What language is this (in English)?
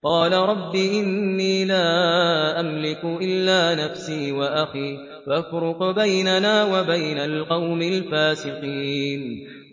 Arabic